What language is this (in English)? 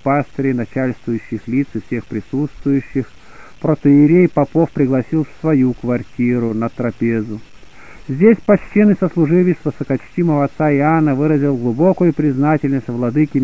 Russian